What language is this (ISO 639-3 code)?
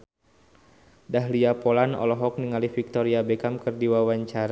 sun